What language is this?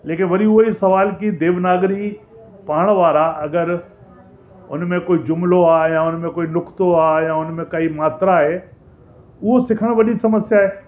Sindhi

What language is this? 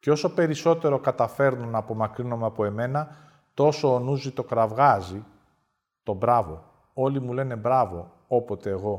Greek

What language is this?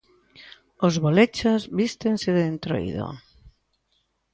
Galician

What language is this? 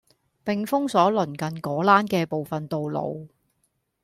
Cantonese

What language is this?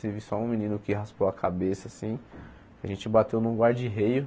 Portuguese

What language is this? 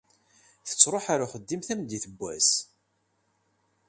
Kabyle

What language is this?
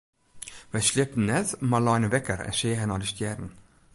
Western Frisian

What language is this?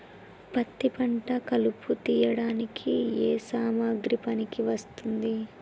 Telugu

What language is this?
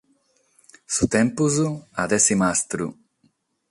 Sardinian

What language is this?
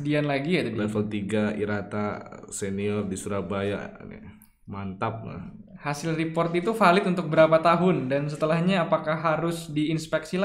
Indonesian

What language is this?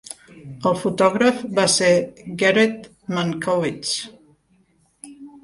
Catalan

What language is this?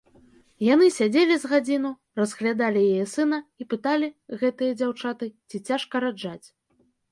Belarusian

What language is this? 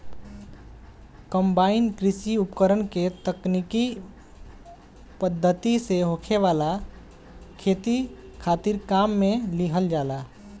Bhojpuri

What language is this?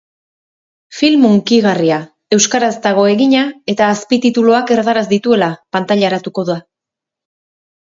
Basque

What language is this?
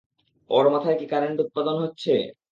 Bangla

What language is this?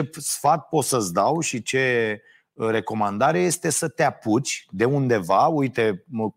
Romanian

